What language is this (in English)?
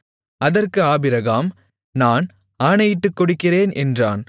Tamil